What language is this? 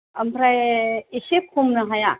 Bodo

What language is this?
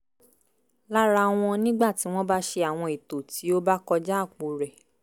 Yoruba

